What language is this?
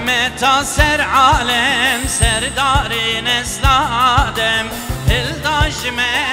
Arabic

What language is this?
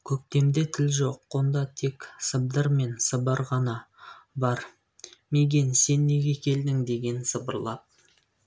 Kazakh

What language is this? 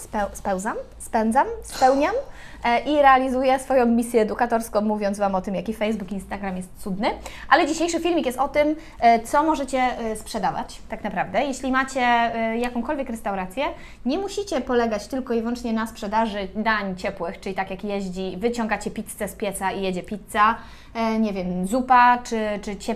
Polish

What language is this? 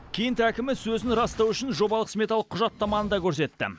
Kazakh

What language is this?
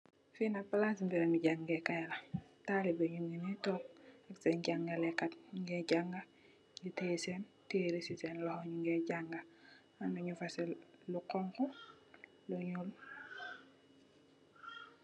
Wolof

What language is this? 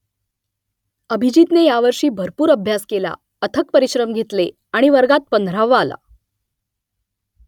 Marathi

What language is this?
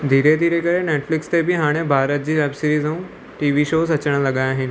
Sindhi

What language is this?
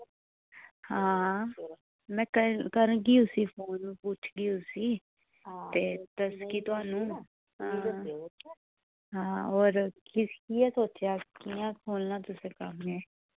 Dogri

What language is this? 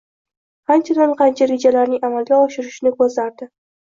Uzbek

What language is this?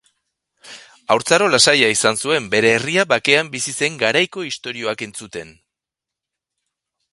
Basque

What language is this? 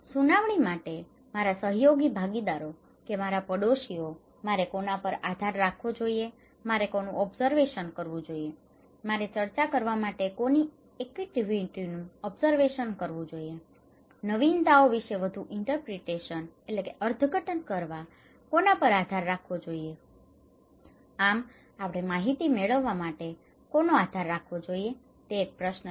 Gujarati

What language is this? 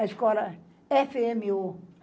Portuguese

